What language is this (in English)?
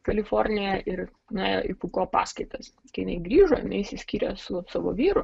Lithuanian